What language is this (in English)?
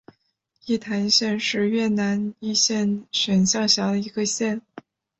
Chinese